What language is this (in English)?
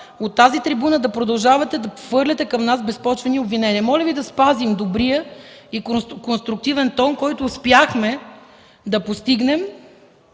Bulgarian